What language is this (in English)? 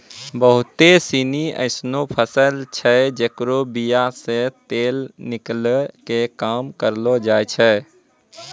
Maithili